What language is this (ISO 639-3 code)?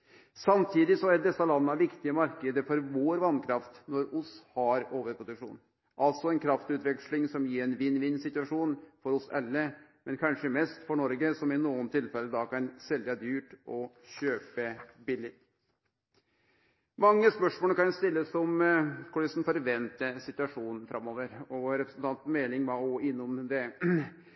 nno